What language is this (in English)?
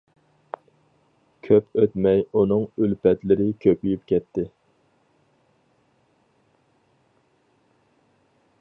Uyghur